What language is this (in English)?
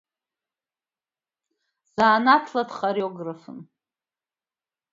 Abkhazian